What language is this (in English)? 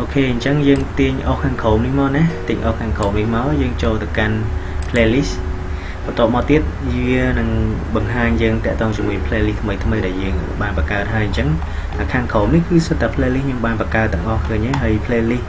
Vietnamese